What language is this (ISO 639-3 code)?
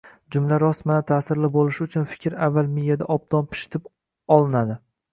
uzb